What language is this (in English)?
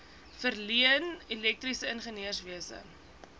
Afrikaans